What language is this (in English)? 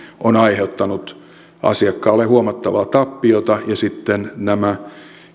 Finnish